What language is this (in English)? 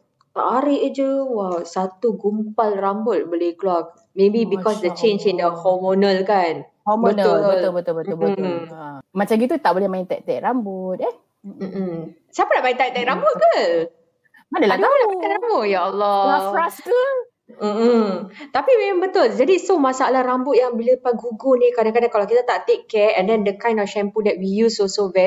Malay